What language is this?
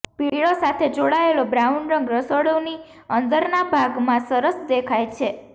Gujarati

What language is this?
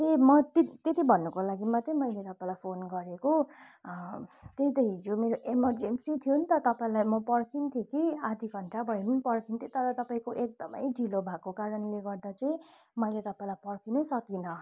Nepali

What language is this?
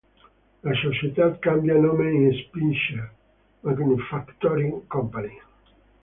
Italian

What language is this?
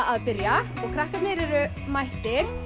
Icelandic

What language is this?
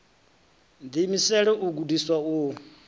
Venda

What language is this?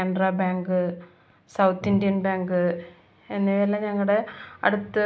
Malayalam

